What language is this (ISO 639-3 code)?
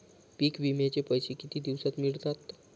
mar